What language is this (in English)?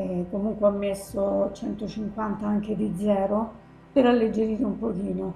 Italian